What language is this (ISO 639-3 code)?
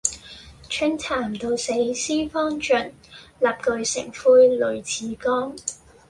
yue